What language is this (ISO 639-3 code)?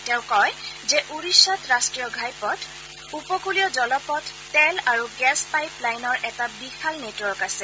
asm